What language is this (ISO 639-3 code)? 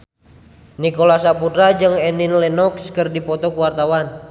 sun